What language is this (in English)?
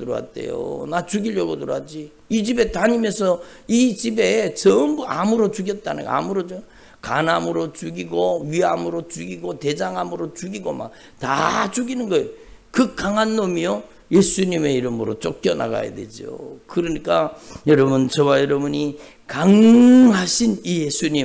Korean